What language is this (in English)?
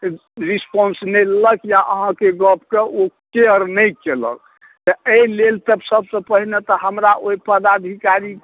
Maithili